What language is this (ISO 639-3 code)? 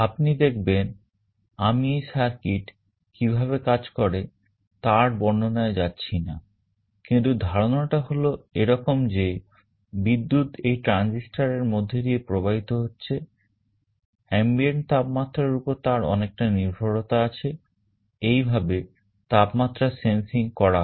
ben